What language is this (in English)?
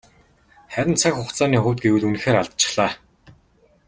Mongolian